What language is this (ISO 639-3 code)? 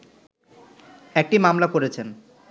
ben